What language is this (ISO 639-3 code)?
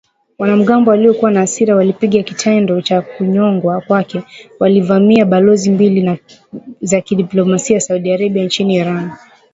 swa